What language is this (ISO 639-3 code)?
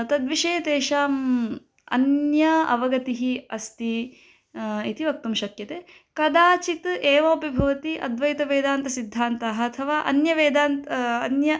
san